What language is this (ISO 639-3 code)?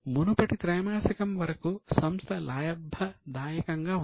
tel